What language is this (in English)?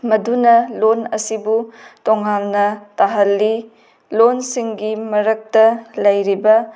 Manipuri